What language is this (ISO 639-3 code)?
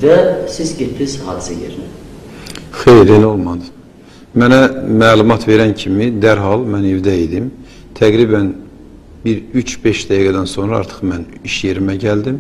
tur